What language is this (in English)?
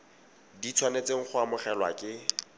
Tswana